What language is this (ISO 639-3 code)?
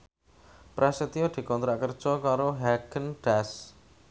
jav